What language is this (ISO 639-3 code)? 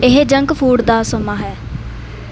pan